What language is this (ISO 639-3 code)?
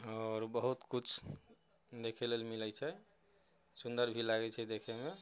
mai